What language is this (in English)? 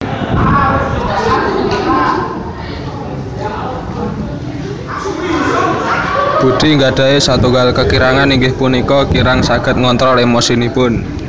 Javanese